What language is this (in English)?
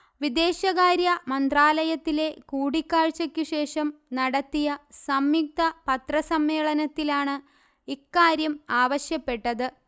Malayalam